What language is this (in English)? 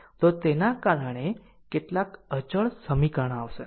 Gujarati